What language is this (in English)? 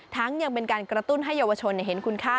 Thai